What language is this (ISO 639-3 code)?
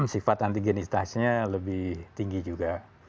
ind